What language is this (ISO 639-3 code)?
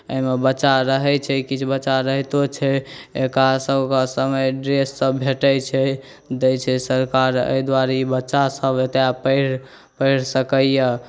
mai